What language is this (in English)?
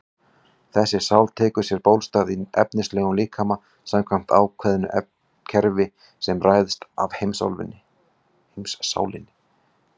Icelandic